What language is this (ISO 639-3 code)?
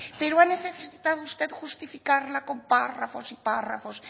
spa